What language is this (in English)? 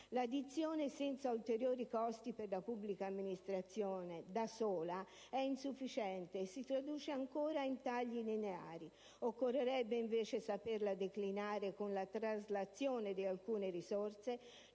Italian